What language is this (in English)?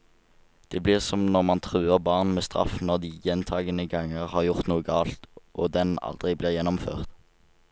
Norwegian